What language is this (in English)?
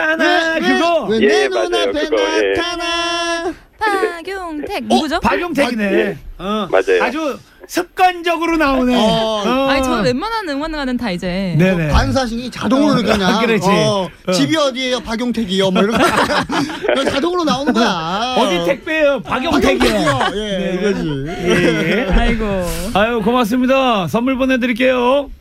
Korean